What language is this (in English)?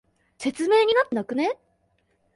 Japanese